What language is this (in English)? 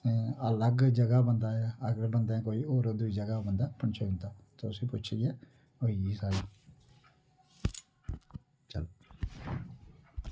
Dogri